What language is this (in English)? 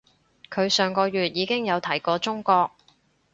Cantonese